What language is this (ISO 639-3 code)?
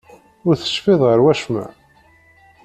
kab